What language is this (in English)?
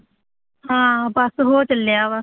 Punjabi